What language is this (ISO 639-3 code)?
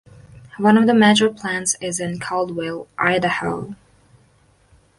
eng